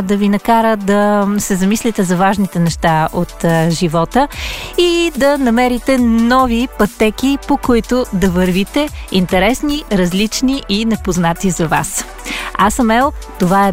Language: Bulgarian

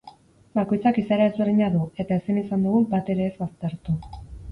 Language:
Basque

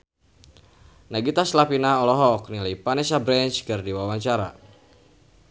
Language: Sundanese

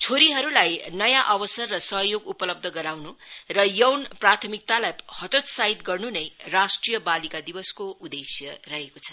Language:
Nepali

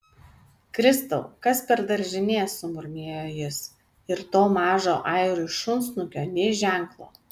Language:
Lithuanian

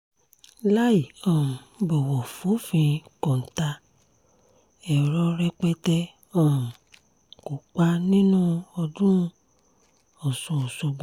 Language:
Yoruba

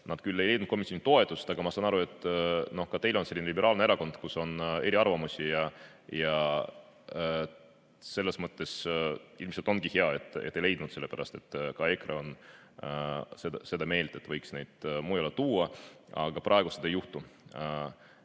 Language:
Estonian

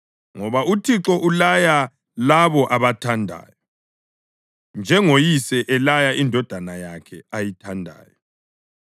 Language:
North Ndebele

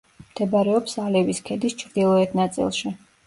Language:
Georgian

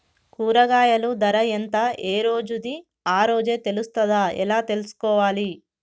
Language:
Telugu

